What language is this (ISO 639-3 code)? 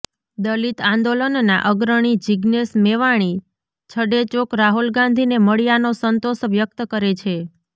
guj